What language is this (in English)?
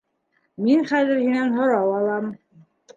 Bashkir